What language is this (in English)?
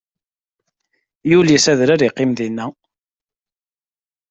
Kabyle